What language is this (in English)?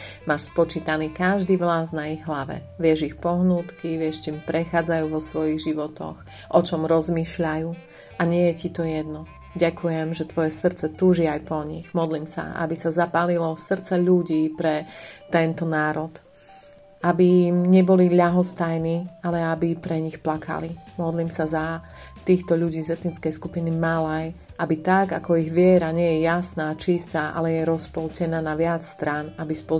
Slovak